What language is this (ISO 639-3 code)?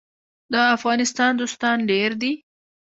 pus